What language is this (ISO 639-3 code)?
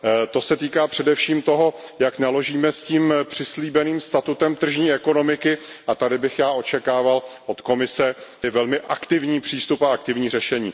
ces